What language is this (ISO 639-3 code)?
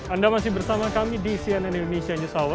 ind